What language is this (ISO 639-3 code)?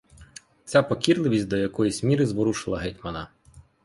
ukr